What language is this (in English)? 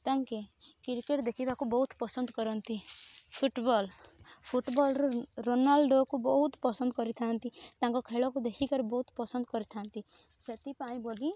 Odia